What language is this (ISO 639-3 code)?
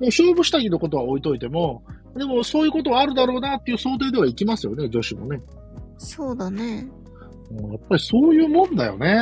jpn